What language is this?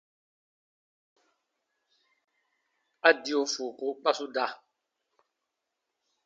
Baatonum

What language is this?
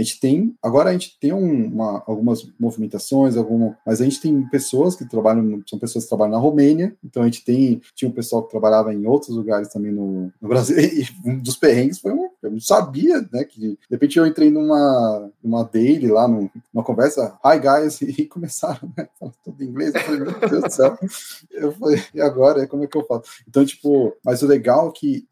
Portuguese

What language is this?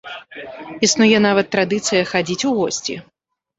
Belarusian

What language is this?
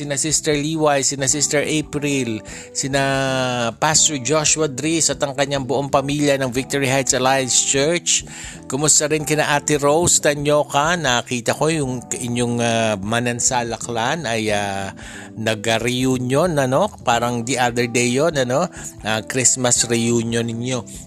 Filipino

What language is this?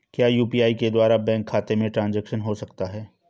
Hindi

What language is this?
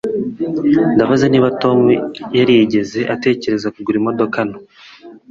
Kinyarwanda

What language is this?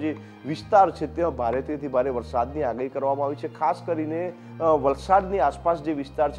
Gujarati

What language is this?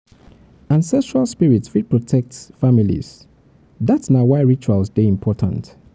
Nigerian Pidgin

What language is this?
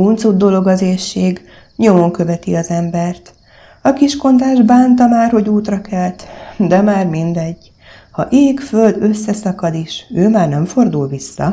Hungarian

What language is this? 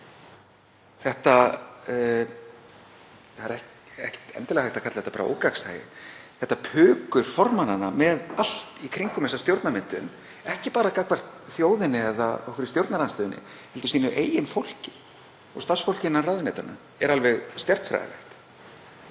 Icelandic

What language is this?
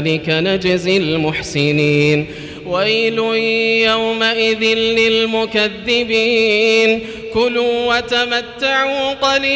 Arabic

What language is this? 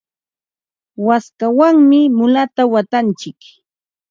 Ambo-Pasco Quechua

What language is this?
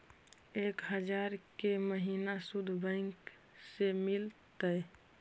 Magahi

